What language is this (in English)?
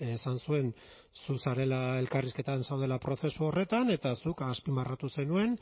Basque